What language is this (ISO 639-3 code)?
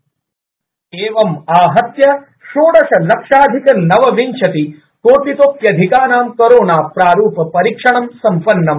san